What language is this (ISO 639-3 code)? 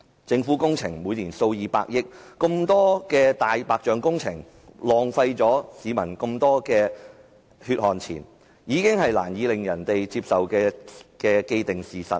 yue